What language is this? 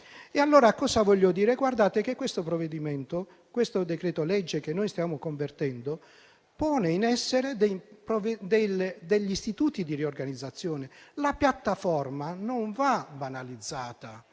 Italian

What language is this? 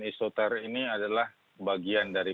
Indonesian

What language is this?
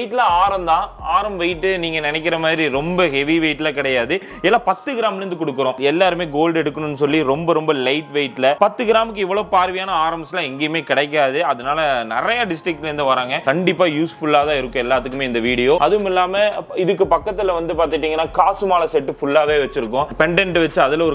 Korean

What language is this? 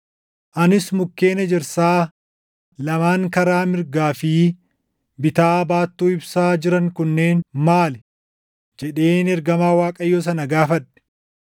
Oromo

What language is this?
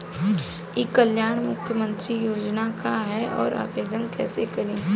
Bhojpuri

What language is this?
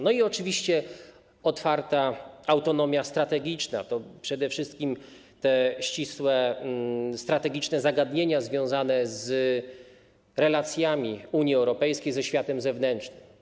Polish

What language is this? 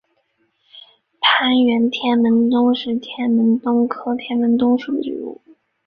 Chinese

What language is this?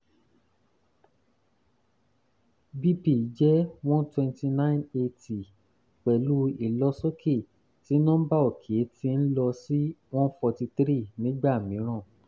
Yoruba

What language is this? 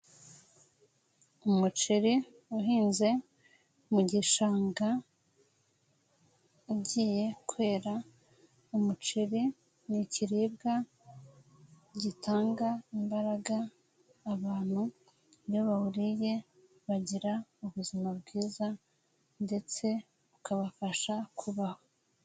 Kinyarwanda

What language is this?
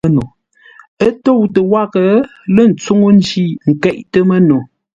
Ngombale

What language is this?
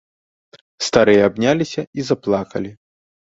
Belarusian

